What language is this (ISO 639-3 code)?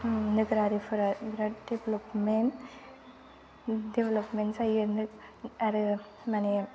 brx